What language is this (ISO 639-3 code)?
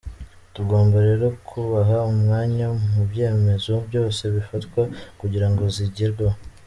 kin